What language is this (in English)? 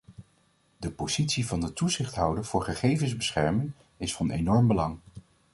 Dutch